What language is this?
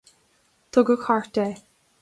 Irish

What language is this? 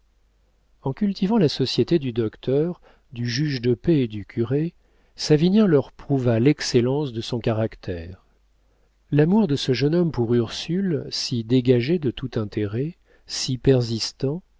French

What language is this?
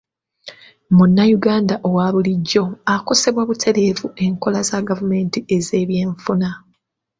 Ganda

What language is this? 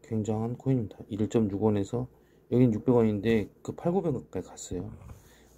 Korean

